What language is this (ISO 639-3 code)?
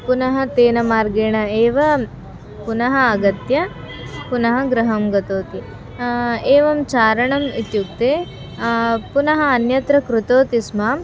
san